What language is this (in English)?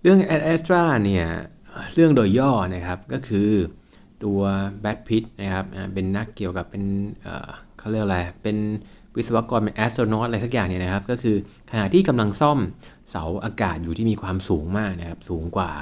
Thai